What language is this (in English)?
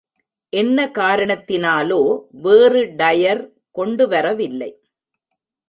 Tamil